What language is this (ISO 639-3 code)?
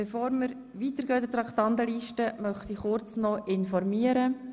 gsw